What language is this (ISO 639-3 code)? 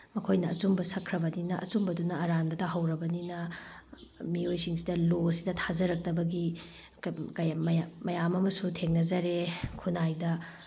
mni